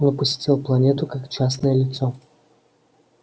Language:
Russian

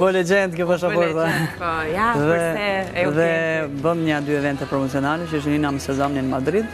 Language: Romanian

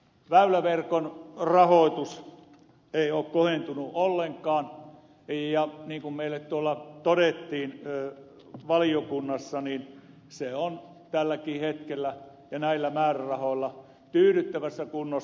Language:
Finnish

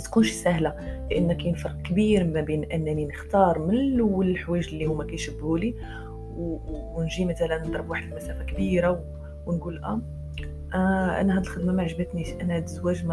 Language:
Arabic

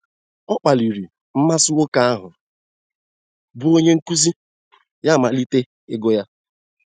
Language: Igbo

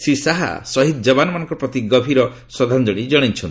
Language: Odia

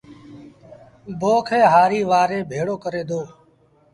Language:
Sindhi Bhil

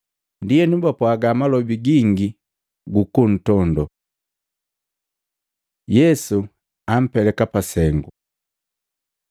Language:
Matengo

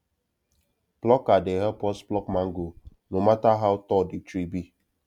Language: Nigerian Pidgin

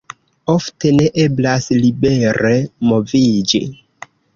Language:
Esperanto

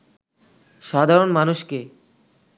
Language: Bangla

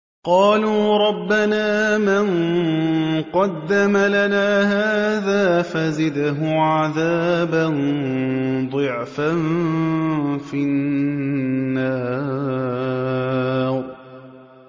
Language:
Arabic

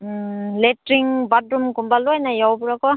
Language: Manipuri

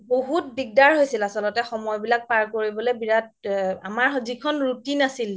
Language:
Assamese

